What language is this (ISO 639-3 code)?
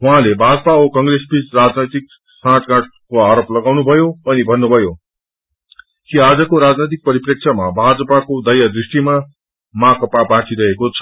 nep